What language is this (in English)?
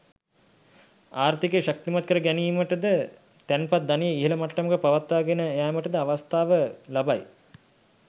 Sinhala